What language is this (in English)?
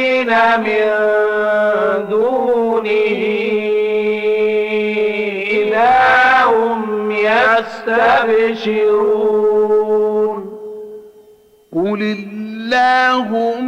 Arabic